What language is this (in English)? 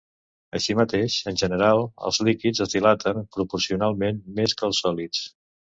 Catalan